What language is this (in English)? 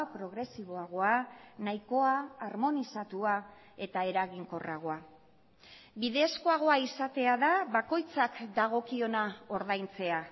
Basque